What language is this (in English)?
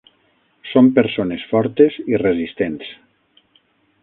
Catalan